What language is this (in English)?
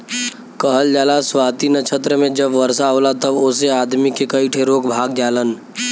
Bhojpuri